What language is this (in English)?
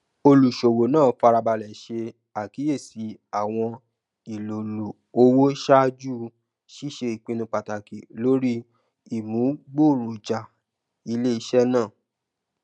Yoruba